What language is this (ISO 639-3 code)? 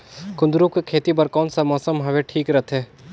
hne